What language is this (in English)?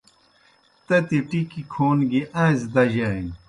Kohistani Shina